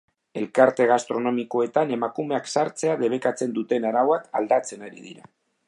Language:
Basque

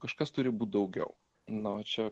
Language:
Lithuanian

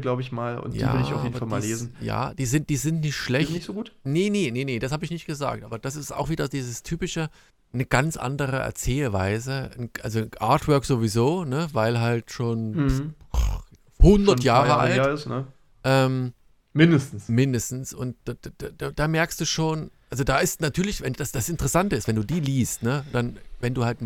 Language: German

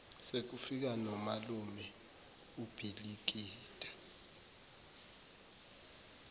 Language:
Zulu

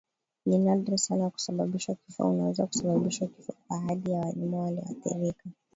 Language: Swahili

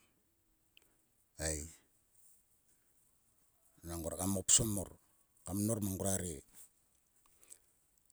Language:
Sulka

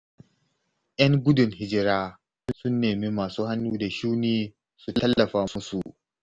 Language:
Hausa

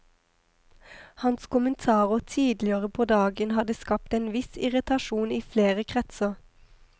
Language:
Norwegian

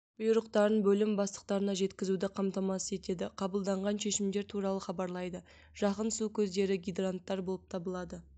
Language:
Kazakh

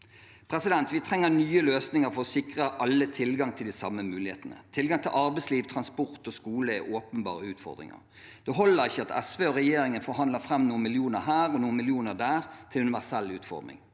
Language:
Norwegian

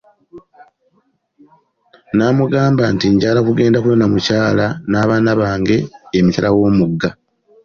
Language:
Ganda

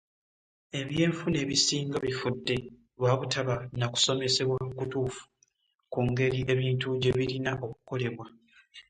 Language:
Ganda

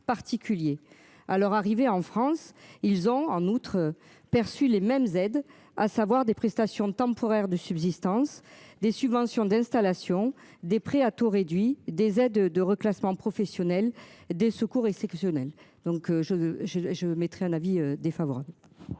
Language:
French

